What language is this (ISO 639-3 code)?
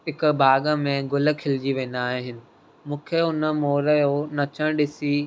snd